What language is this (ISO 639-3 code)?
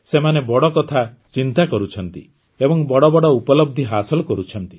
ori